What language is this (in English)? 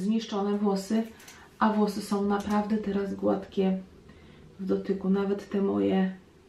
Polish